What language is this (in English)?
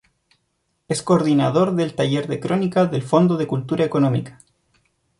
Spanish